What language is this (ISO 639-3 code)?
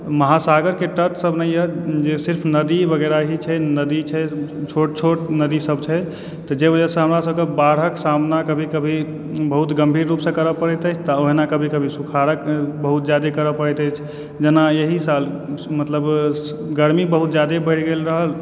mai